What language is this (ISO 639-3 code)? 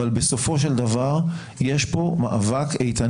heb